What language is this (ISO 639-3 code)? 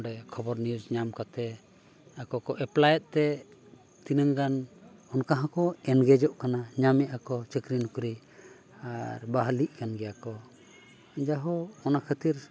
sat